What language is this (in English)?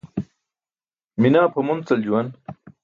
Burushaski